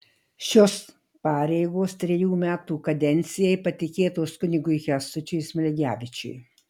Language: Lithuanian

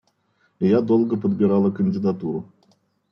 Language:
Russian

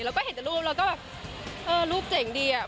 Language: Thai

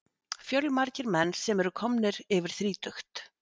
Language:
Icelandic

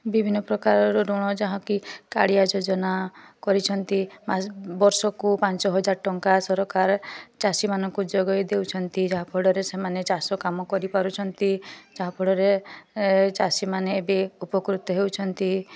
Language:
Odia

